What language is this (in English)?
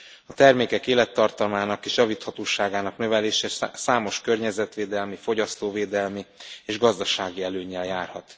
Hungarian